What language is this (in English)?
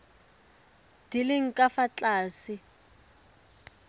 Tswana